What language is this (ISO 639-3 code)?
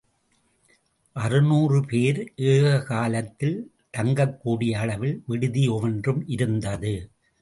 tam